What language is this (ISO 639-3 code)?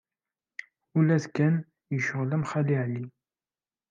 kab